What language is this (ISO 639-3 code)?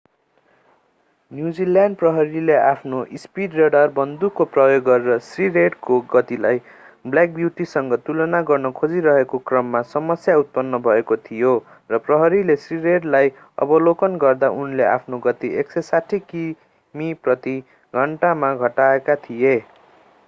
nep